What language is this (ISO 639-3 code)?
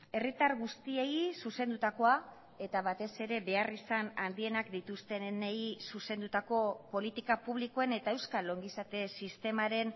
eus